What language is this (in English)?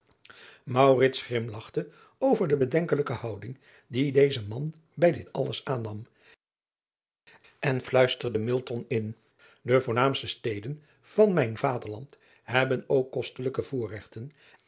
Dutch